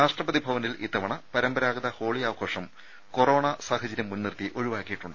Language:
Malayalam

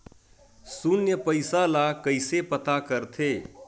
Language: Chhattisgarhi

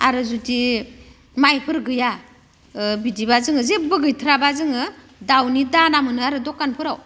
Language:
Bodo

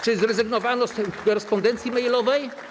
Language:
Polish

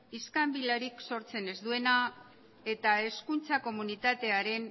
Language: Basque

